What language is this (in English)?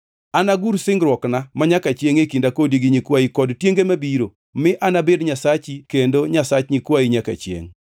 Luo (Kenya and Tanzania)